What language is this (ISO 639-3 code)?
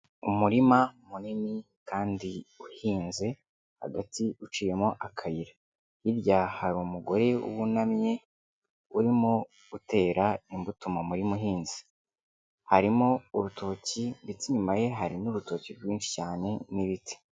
kin